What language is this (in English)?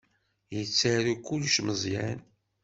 Kabyle